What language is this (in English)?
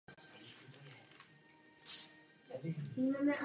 Czech